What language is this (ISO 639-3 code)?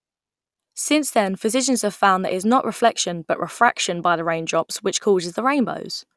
eng